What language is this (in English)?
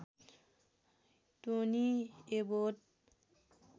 Nepali